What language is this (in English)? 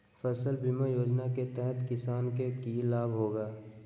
Magahi